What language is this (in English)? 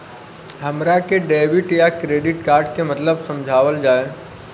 Bhojpuri